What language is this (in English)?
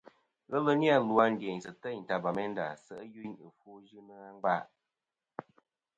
Kom